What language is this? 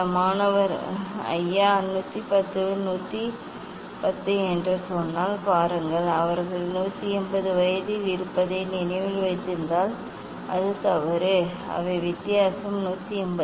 Tamil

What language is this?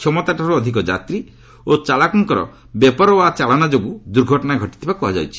Odia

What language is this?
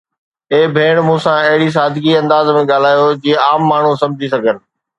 Sindhi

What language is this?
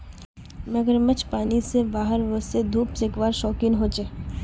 Magahi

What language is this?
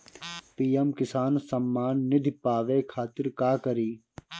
Bhojpuri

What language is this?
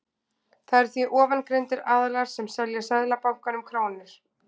Icelandic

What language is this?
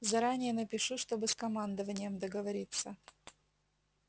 Russian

